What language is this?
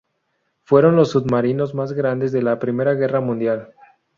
Spanish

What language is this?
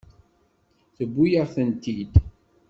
Kabyle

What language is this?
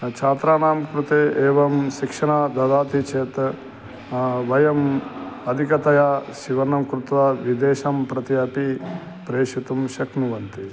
Sanskrit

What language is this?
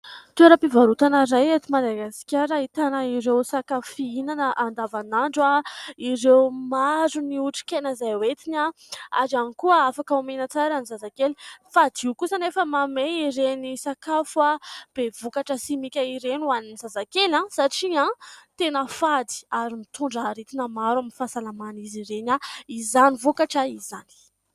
Malagasy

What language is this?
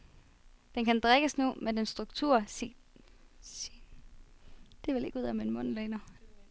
Danish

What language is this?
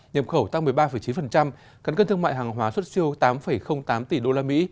Vietnamese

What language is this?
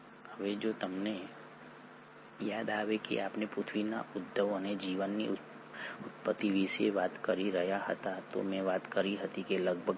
Gujarati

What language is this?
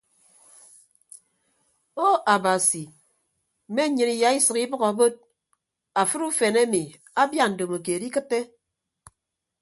Ibibio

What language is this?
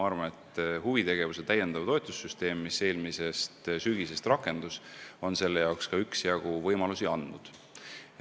Estonian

